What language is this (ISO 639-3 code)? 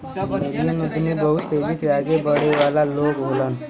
bho